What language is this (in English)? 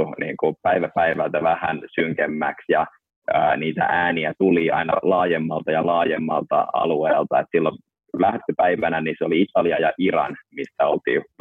Finnish